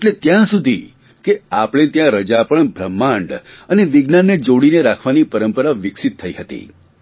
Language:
Gujarati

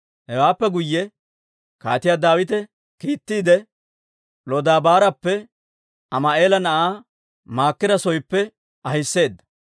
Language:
Dawro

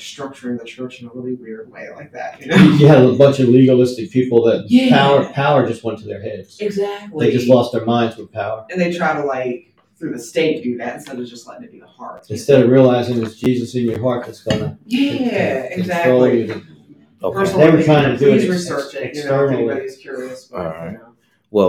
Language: English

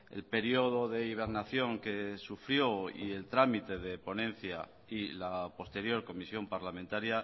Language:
Spanish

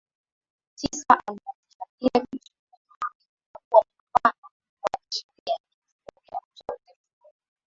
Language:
Swahili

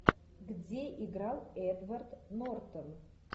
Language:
Russian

